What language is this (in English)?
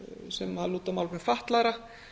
Icelandic